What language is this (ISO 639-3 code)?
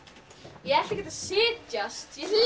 isl